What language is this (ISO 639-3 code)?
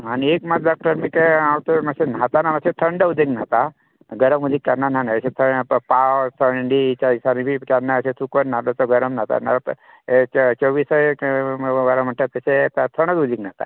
kok